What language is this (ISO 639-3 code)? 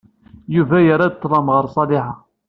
kab